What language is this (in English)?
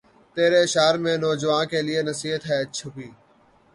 Urdu